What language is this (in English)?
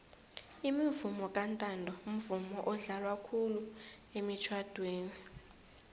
South Ndebele